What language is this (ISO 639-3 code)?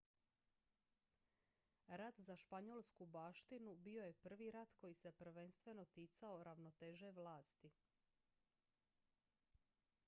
hrv